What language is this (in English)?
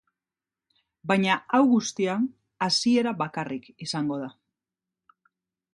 Basque